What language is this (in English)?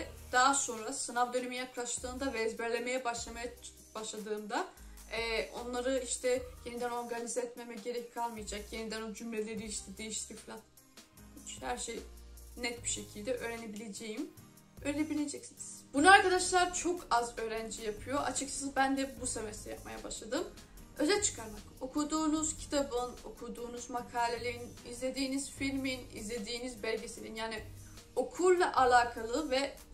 Turkish